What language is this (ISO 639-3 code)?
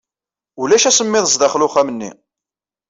kab